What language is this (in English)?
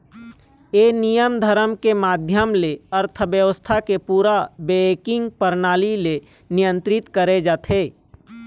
Chhattisgarhi